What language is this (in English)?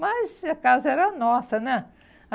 Portuguese